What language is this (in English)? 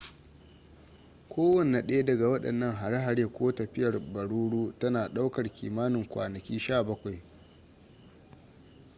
Hausa